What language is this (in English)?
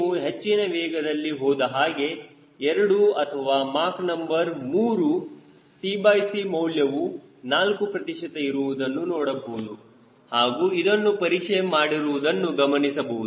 Kannada